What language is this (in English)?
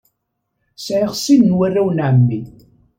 Kabyle